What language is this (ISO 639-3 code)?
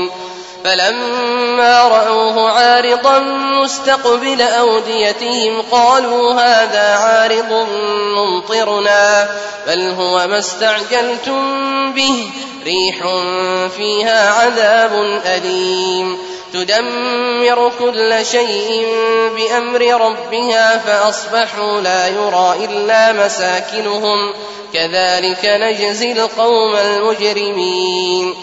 ara